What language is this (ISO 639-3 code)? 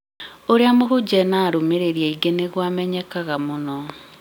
kik